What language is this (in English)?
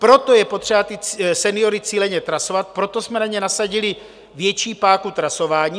Czech